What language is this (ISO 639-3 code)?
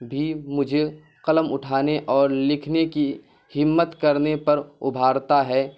urd